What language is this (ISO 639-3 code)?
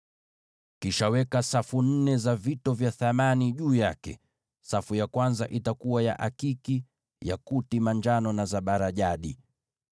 swa